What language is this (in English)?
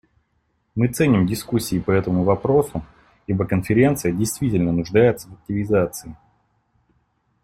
Russian